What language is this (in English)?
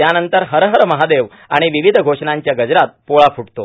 Marathi